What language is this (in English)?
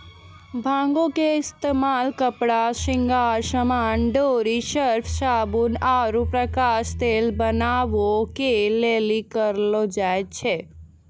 Maithili